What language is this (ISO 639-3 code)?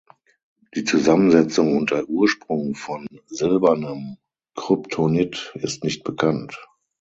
deu